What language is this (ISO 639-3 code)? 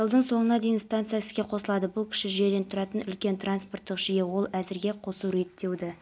kaz